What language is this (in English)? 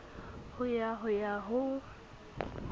Southern Sotho